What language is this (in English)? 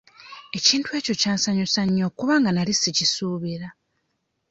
Ganda